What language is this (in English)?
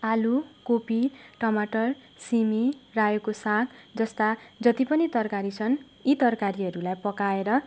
Nepali